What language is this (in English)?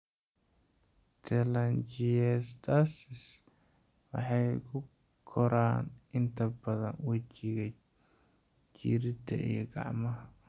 Somali